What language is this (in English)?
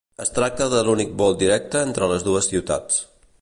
Catalan